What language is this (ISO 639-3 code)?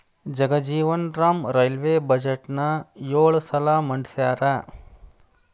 kan